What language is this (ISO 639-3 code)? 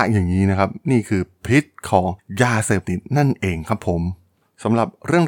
tha